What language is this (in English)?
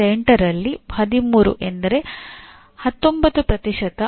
Kannada